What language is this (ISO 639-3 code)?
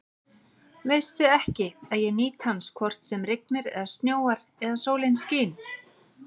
isl